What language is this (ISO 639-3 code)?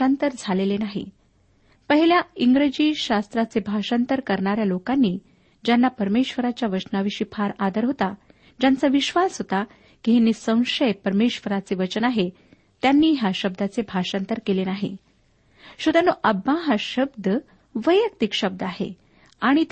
mar